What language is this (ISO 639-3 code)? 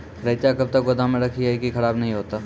mai